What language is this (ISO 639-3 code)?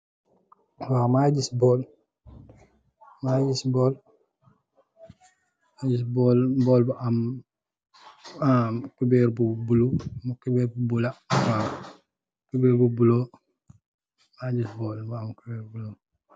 wol